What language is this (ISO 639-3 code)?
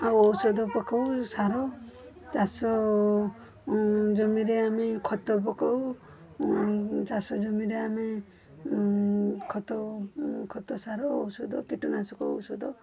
ori